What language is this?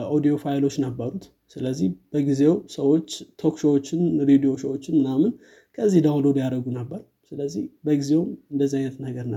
Amharic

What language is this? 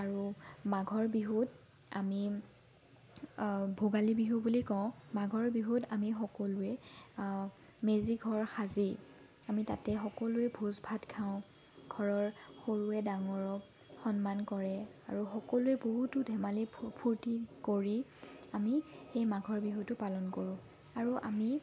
Assamese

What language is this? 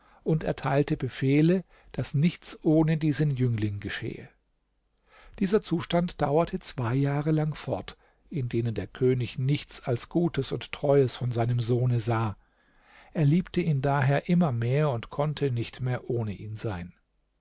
German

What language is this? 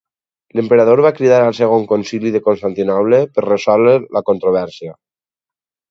Catalan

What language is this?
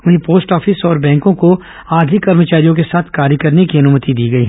Hindi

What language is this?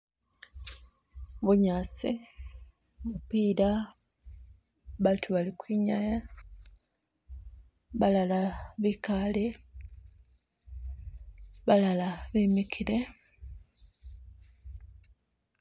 Masaaba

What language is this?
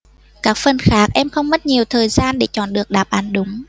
Vietnamese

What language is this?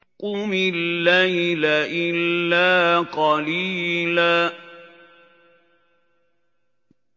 Arabic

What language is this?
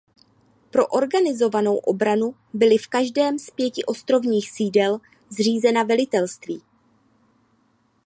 Czech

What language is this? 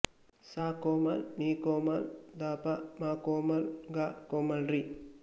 Kannada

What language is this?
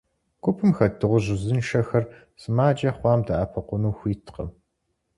Kabardian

